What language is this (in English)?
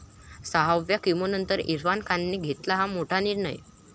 Marathi